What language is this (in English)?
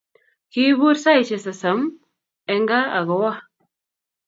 Kalenjin